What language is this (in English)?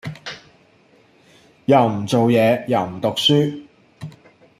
Cantonese